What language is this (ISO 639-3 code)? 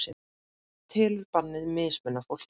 isl